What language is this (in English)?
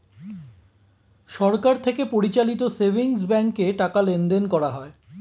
Bangla